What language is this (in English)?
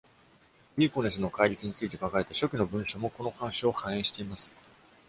Japanese